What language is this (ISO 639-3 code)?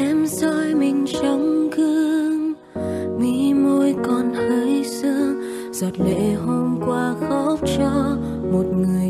vie